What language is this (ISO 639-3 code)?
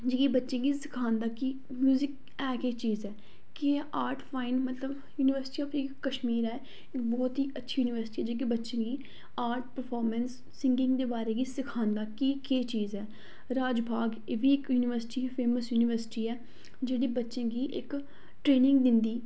doi